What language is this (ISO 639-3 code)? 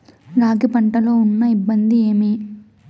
tel